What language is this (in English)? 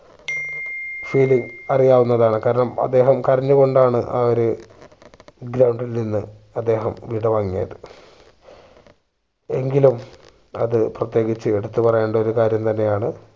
Malayalam